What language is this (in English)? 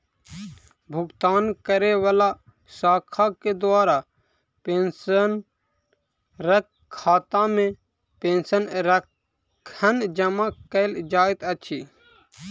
Maithili